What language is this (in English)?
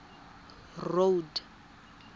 Tswana